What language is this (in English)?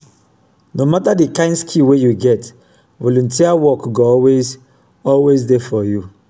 Nigerian Pidgin